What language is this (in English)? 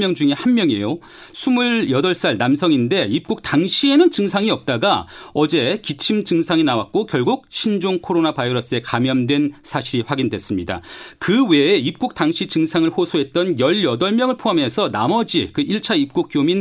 Korean